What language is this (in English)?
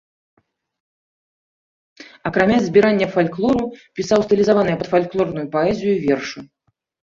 Belarusian